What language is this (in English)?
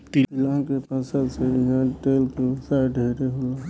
Bhojpuri